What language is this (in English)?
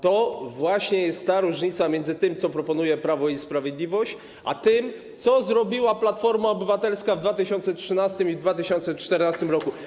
Polish